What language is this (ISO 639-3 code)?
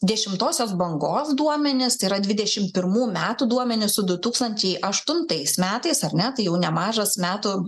lit